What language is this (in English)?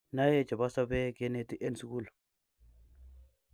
Kalenjin